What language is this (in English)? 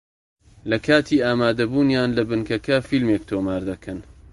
Central Kurdish